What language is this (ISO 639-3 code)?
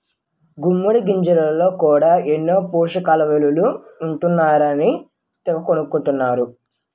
tel